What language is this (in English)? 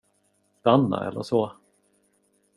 Swedish